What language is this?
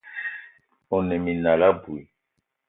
Eton (Cameroon)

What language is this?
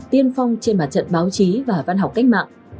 Vietnamese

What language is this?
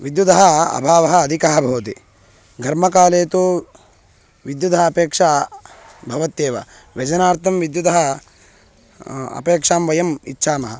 Sanskrit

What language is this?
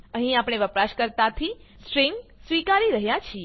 Gujarati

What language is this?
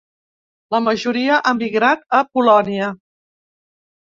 Catalan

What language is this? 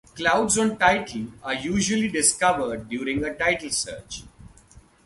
English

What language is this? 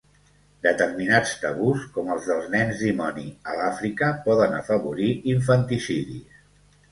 Catalan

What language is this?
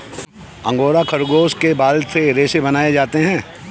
Hindi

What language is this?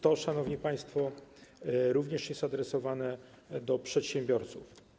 Polish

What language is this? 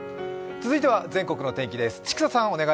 Japanese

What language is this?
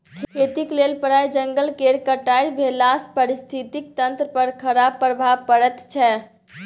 Maithili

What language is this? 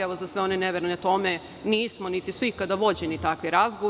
Serbian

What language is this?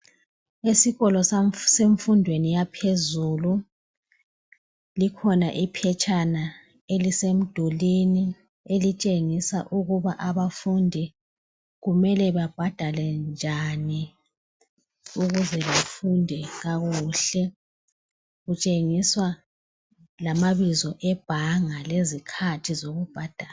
North Ndebele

